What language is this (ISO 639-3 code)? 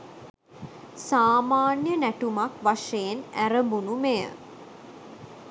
sin